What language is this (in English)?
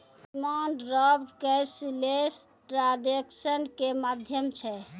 Maithili